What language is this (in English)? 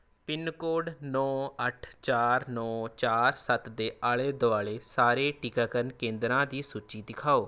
Punjabi